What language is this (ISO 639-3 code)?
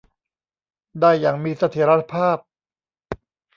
tha